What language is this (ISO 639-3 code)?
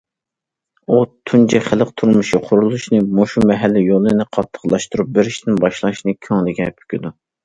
uig